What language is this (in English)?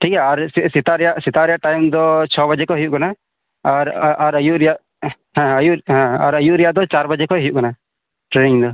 Santali